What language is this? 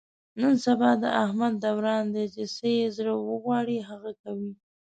Pashto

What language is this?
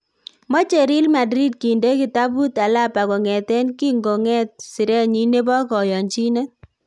Kalenjin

